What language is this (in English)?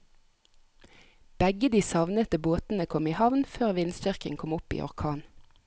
Norwegian